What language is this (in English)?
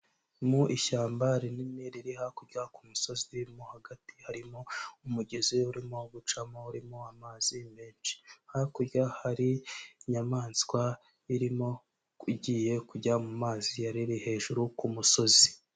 Kinyarwanda